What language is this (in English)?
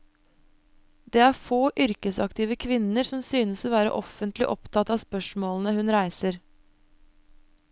Norwegian